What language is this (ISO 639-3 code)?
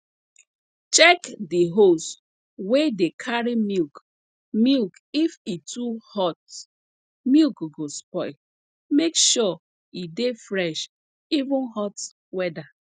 pcm